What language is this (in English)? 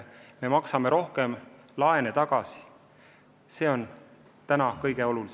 Estonian